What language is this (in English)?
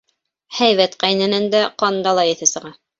Bashkir